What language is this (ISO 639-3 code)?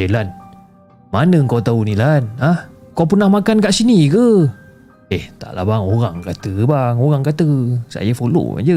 msa